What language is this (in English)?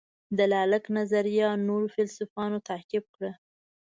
Pashto